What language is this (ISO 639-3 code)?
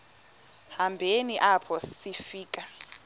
xho